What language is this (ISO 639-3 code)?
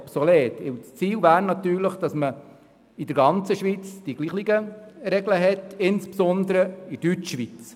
gsw